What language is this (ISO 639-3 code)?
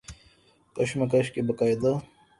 urd